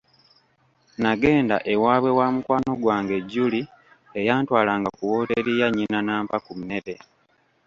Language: Ganda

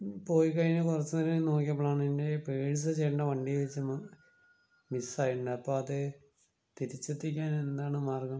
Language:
Malayalam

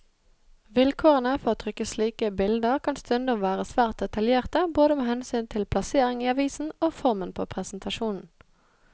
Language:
Norwegian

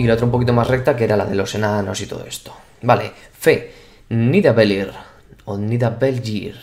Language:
Spanish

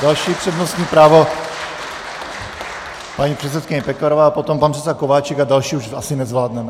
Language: Czech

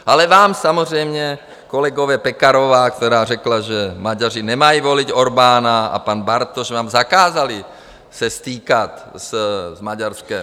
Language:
Czech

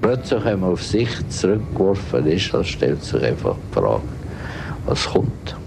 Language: German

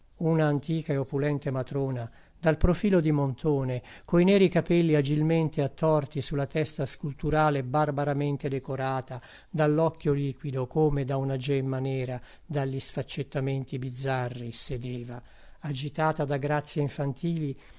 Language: Italian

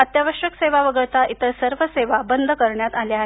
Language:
Marathi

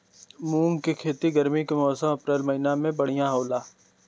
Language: Bhojpuri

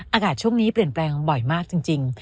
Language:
Thai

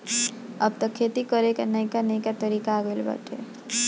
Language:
Bhojpuri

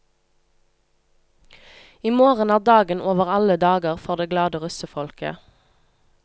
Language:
Norwegian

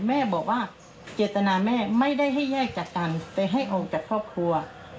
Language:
Thai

